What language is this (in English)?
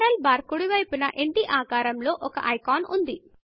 Telugu